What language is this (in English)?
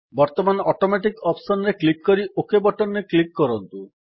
Odia